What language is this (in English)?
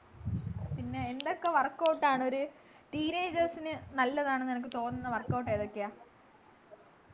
Malayalam